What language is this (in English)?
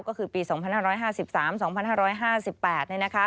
Thai